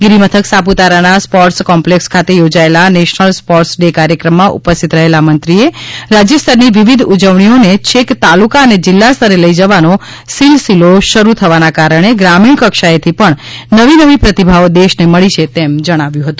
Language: Gujarati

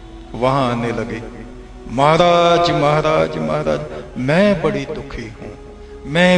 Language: Hindi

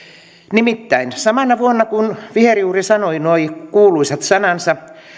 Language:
Finnish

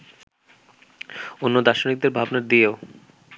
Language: Bangla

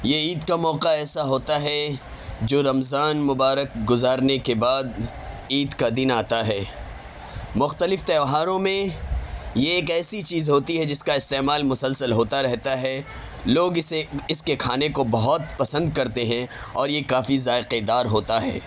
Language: Urdu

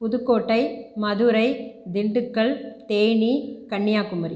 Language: Tamil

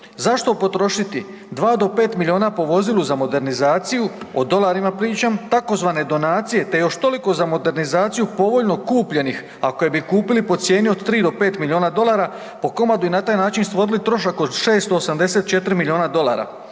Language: Croatian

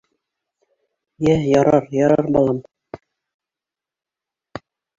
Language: Bashkir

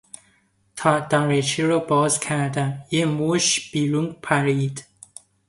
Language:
Persian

